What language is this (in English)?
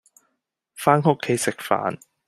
Cantonese